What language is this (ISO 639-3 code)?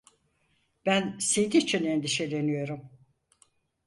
tur